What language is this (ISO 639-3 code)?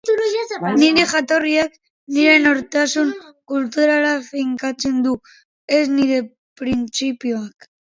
eus